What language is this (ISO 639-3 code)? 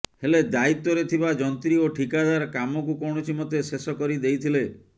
ori